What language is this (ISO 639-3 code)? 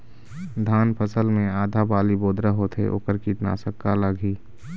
hne